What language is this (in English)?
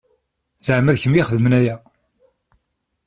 Kabyle